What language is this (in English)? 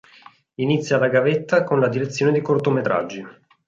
Italian